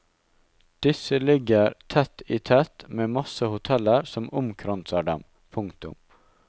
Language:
Norwegian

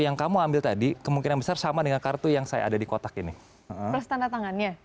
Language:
Indonesian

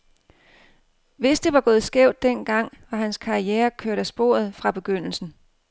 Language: Danish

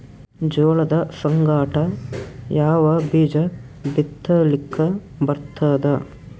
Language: Kannada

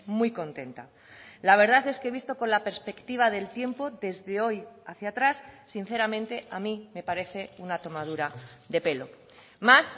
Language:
Spanish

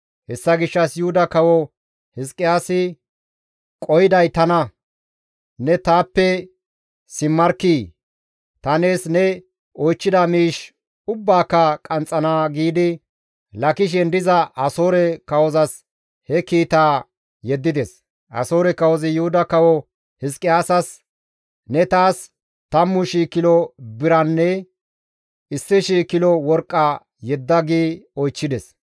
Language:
Gamo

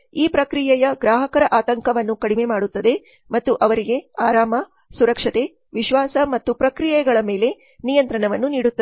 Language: Kannada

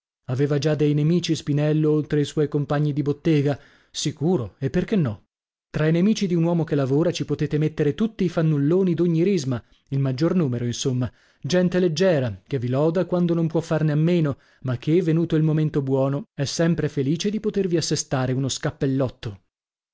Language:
Italian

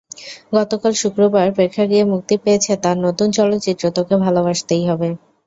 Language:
Bangla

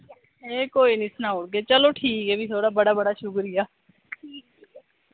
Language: Dogri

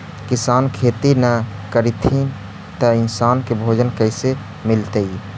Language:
Magahi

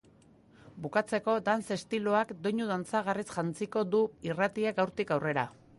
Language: Basque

